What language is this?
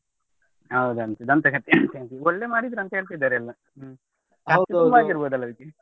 Kannada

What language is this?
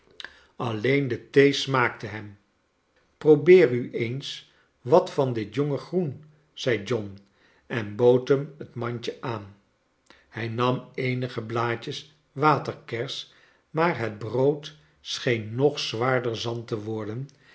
Dutch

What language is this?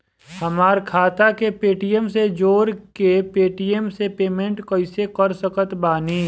Bhojpuri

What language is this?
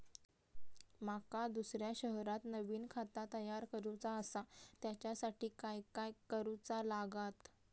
Marathi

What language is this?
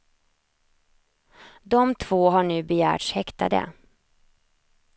Swedish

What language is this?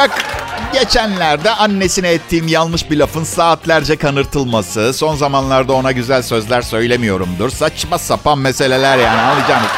Turkish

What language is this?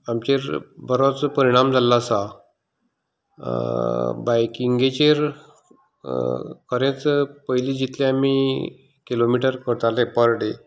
Konkani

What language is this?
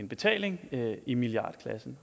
Danish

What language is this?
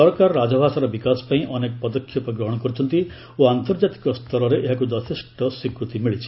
Odia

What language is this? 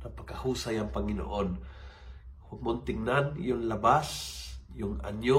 Filipino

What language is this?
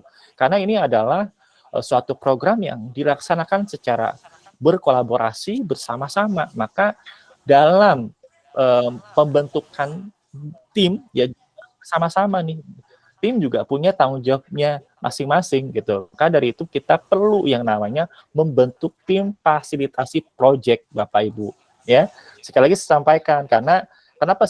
Indonesian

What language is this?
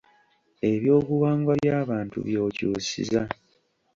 Ganda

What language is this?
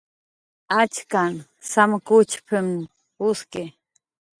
Jaqaru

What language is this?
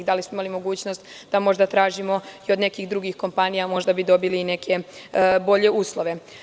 Serbian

